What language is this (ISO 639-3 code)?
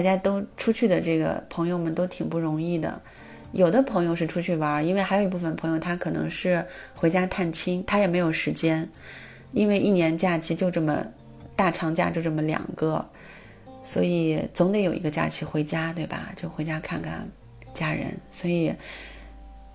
zho